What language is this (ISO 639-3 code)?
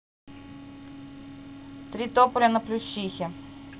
rus